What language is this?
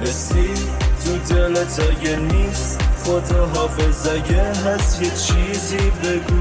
Persian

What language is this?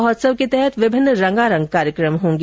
Hindi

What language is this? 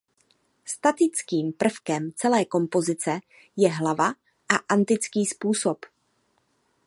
Czech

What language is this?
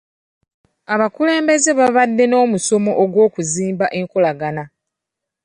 Ganda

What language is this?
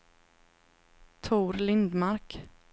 Swedish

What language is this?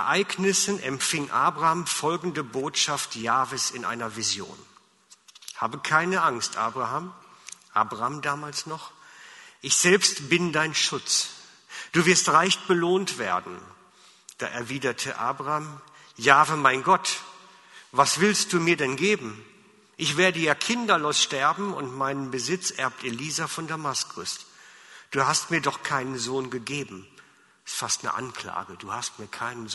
German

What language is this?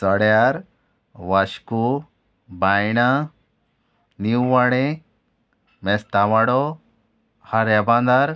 Konkani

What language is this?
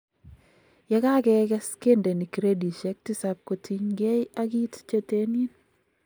Kalenjin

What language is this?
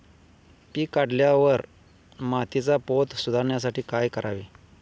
Marathi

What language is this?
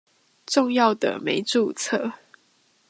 Chinese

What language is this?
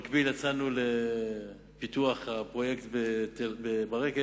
Hebrew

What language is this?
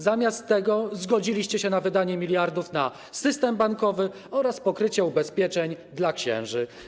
Polish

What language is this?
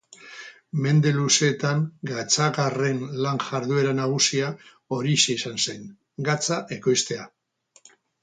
Basque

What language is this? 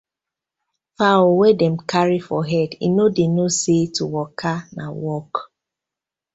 Nigerian Pidgin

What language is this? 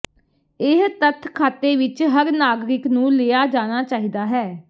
Punjabi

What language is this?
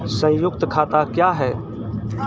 Maithili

